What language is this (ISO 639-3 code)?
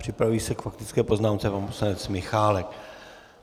ces